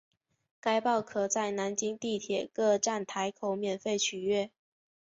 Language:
Chinese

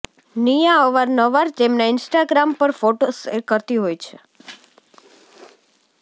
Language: Gujarati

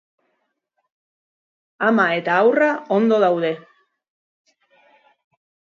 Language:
Basque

